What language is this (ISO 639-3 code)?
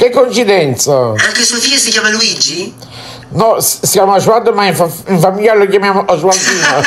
ita